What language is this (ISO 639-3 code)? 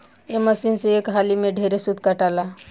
bho